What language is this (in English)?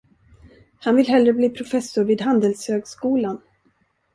Swedish